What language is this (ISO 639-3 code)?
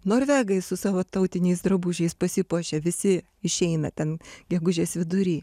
lit